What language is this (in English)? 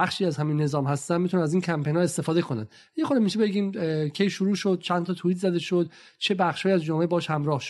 Persian